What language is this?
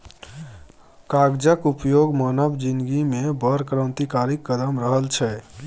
Maithili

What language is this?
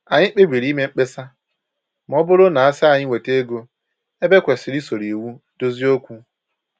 Igbo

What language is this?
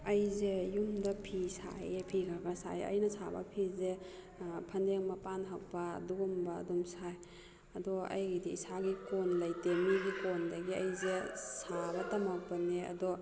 Manipuri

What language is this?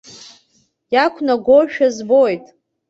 Abkhazian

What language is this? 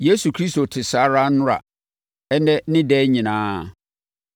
Akan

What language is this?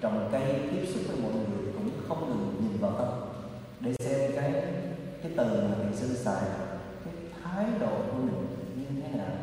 Vietnamese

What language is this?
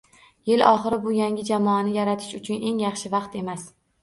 Uzbek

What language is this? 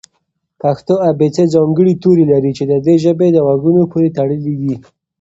Pashto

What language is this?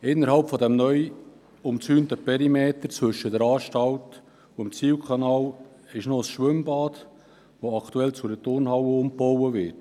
Swiss German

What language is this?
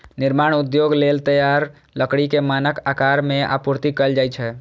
Maithili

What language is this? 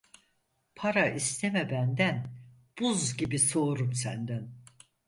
Turkish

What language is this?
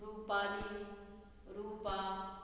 Konkani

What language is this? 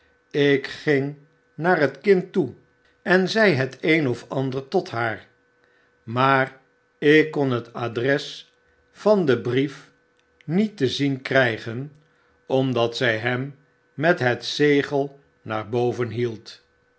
Dutch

